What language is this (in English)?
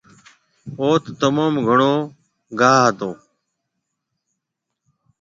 Marwari (Pakistan)